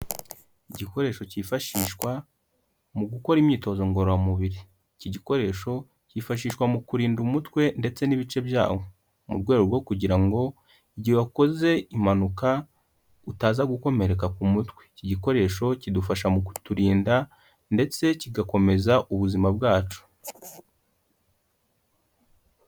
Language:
Kinyarwanda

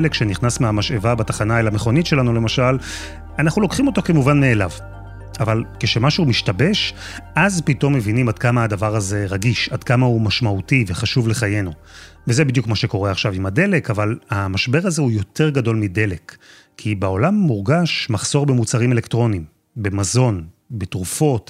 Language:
Hebrew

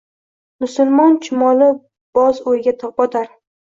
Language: Uzbek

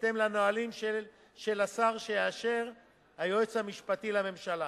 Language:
Hebrew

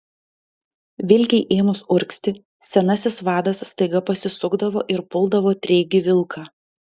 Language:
Lithuanian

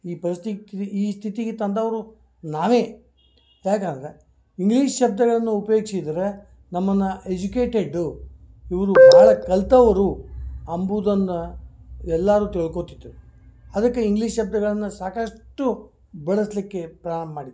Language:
Kannada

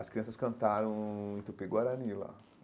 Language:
Portuguese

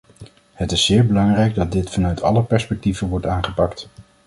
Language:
Dutch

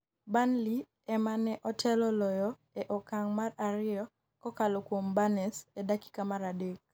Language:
Luo (Kenya and Tanzania)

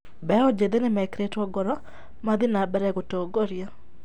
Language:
Kikuyu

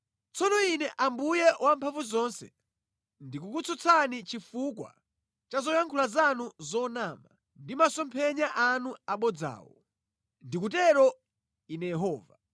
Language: Nyanja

